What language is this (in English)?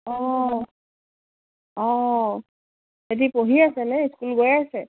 Assamese